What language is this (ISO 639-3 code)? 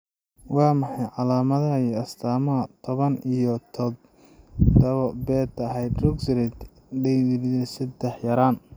som